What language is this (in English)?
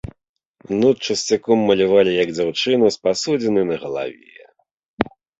Belarusian